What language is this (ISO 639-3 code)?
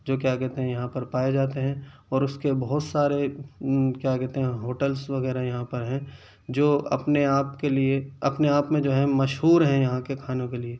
urd